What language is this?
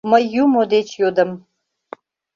Mari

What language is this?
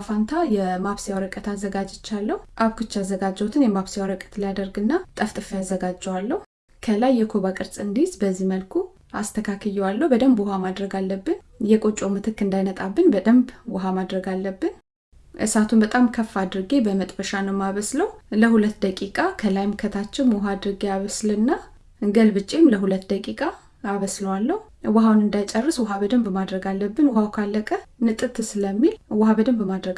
Amharic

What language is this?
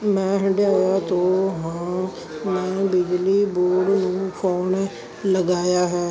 Punjabi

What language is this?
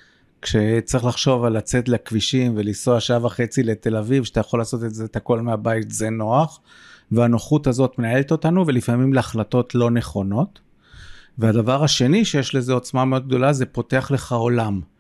Hebrew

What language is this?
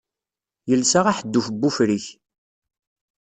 Kabyle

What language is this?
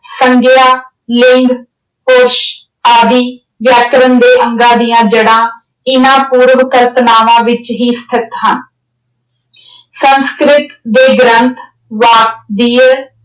Punjabi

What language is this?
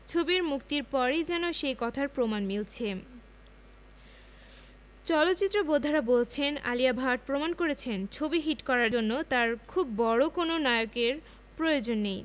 Bangla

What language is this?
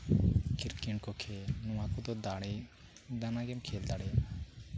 Santali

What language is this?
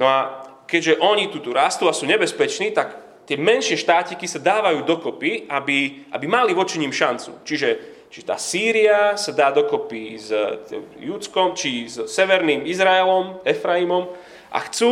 Slovak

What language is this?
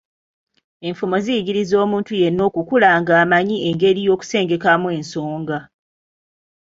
Ganda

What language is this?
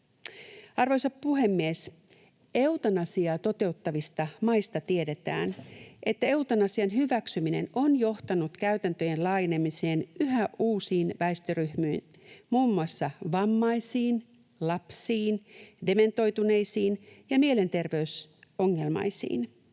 Finnish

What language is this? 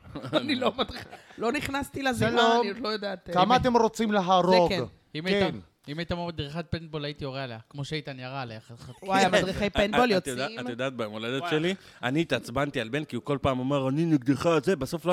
Hebrew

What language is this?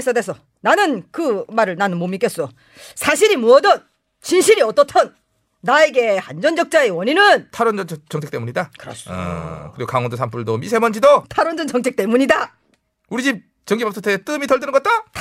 Korean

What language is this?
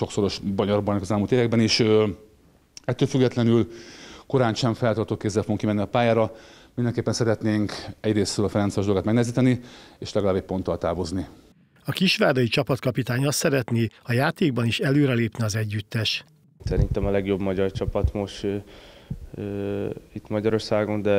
Hungarian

